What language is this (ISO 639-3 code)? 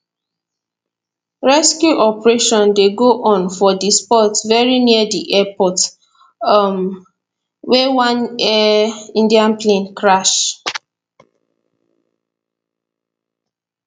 pcm